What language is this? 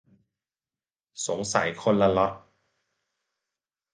Thai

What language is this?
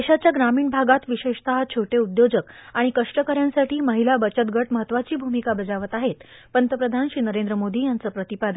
Marathi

